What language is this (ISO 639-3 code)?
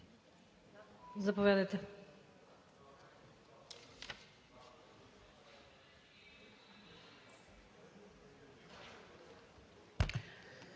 bul